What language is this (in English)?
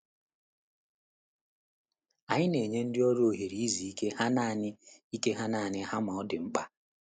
Igbo